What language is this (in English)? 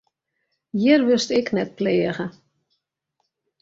Western Frisian